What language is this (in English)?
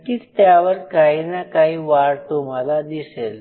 Marathi